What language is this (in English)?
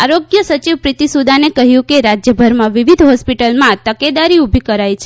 Gujarati